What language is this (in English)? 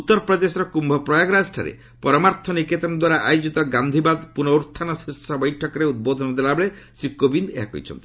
Odia